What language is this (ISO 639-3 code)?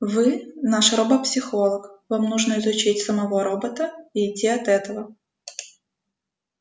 rus